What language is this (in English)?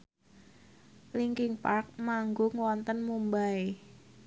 Javanese